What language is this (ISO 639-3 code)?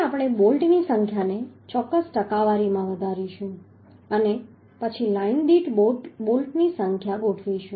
guj